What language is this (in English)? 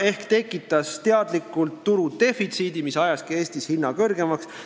Estonian